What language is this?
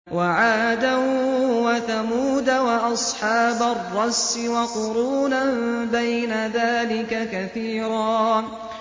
Arabic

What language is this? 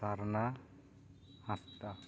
Santali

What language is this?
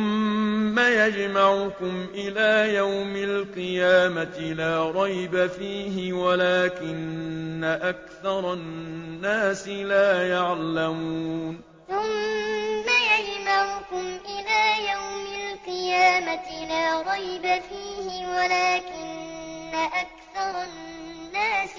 Arabic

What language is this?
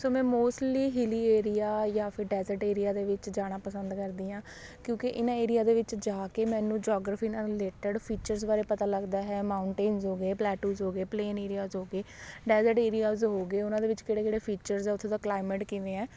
Punjabi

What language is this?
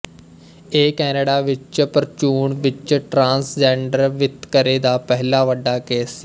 Punjabi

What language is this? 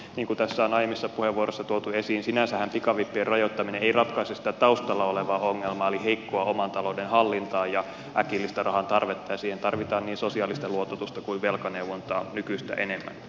Finnish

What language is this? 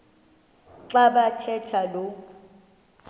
Xhosa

